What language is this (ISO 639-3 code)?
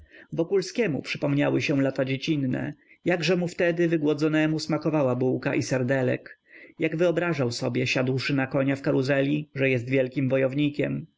pol